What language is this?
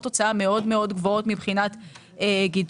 Hebrew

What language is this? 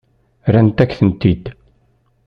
Kabyle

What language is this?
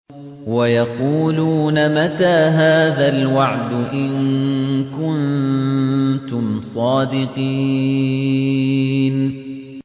Arabic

